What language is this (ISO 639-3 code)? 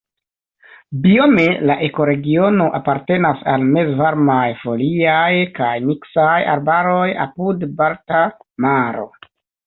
epo